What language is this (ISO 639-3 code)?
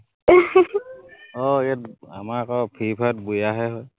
asm